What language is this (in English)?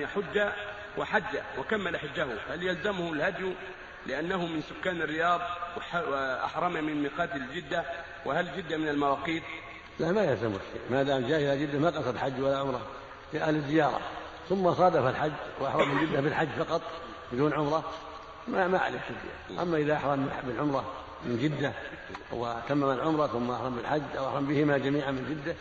Arabic